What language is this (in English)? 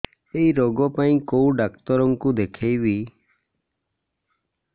Odia